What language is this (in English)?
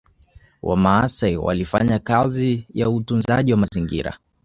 Swahili